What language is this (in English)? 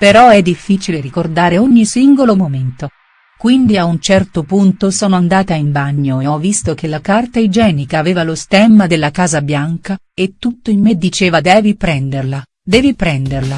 Italian